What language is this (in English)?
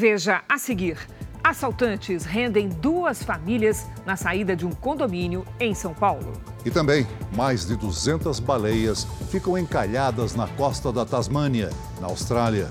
Portuguese